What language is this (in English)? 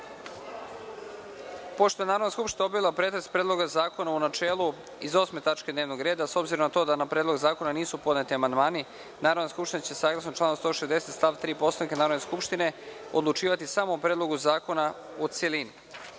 Serbian